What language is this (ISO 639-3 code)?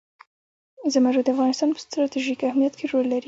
pus